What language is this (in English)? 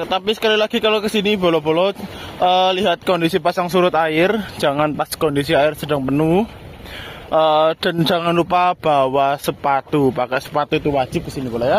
Indonesian